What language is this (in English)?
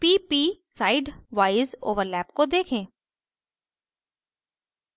Hindi